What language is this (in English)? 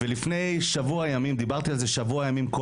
Hebrew